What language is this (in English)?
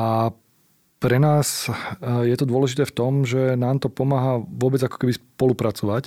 Slovak